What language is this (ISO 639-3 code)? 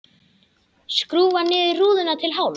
isl